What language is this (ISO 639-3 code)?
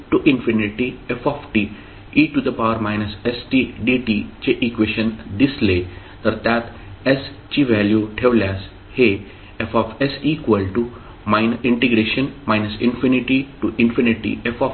mar